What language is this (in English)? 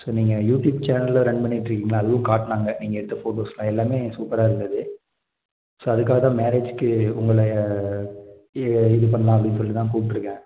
Tamil